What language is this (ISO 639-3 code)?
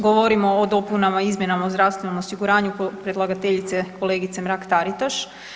hrv